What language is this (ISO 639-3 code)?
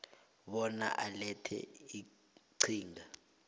nbl